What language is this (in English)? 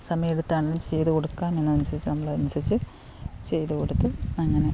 Malayalam